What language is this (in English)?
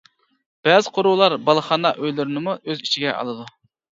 Uyghur